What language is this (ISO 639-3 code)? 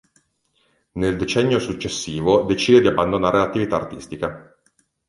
ita